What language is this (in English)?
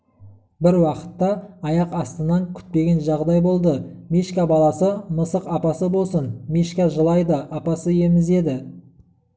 Kazakh